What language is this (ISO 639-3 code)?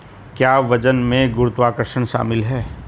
hin